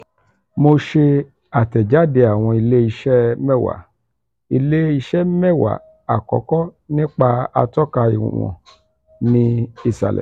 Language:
Yoruba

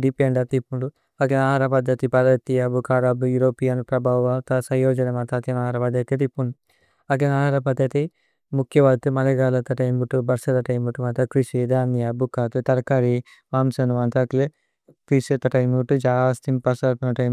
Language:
Tulu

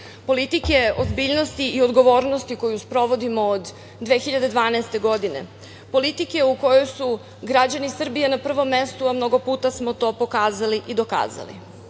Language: Serbian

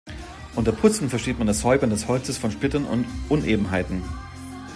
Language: German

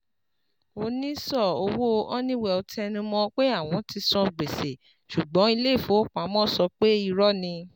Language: Yoruba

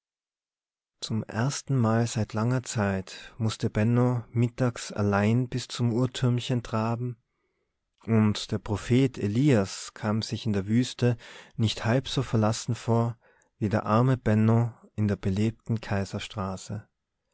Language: German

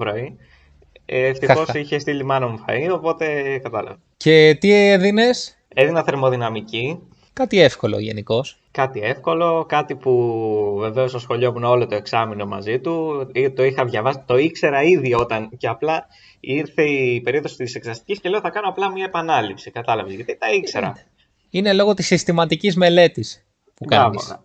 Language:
Greek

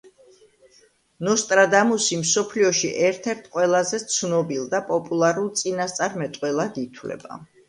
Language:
Georgian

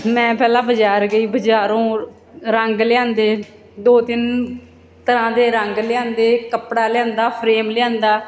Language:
Punjabi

